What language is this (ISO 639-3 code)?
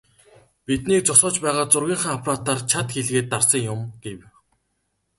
mon